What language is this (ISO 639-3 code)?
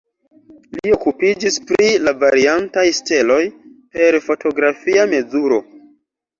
epo